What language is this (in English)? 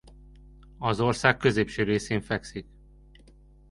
Hungarian